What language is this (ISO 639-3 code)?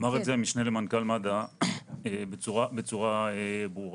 heb